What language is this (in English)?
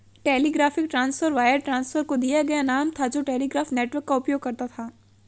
Hindi